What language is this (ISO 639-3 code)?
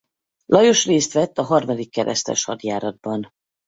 hun